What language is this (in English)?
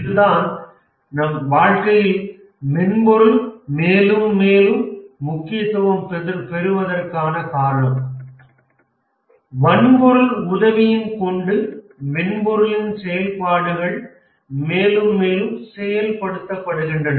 Tamil